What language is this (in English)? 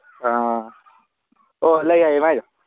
Manipuri